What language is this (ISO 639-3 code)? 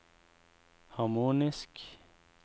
nor